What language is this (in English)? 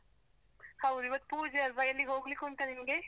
Kannada